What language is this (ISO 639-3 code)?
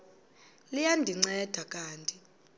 xho